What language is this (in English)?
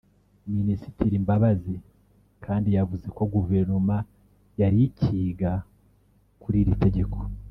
Kinyarwanda